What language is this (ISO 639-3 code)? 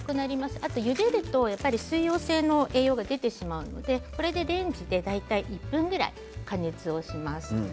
jpn